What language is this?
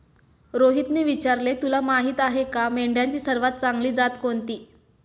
Marathi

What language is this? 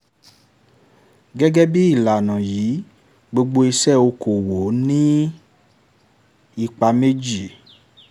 Yoruba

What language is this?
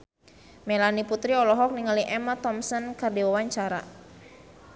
Sundanese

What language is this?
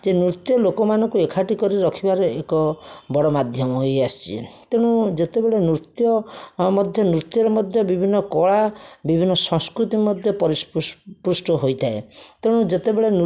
Odia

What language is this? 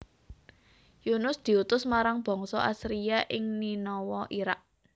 Javanese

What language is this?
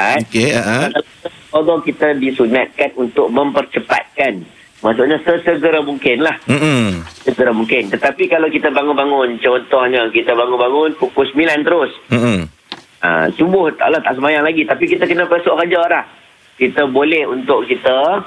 Malay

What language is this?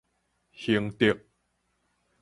Min Nan Chinese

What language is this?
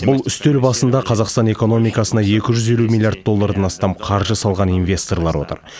Kazakh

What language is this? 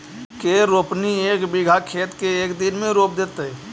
Magahi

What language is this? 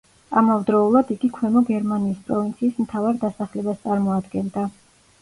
Georgian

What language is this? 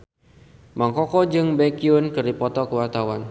Sundanese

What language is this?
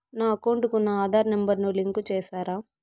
Telugu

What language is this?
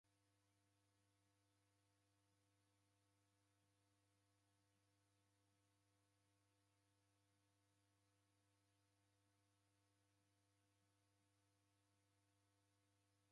Taita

